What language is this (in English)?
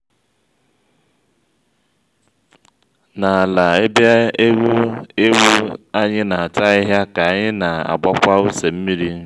Igbo